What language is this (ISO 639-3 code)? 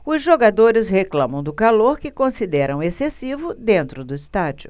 por